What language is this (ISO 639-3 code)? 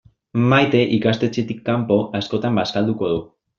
eus